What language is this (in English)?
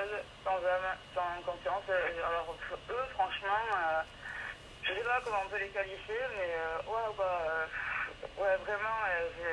French